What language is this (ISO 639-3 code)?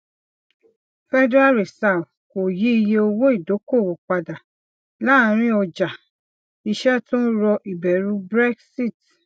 yor